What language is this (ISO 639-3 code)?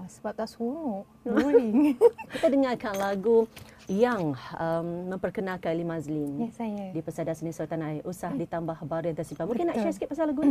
msa